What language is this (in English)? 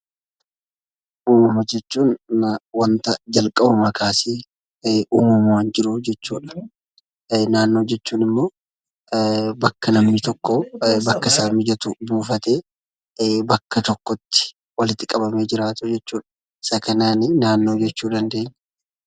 Oromo